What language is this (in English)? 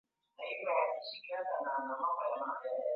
Swahili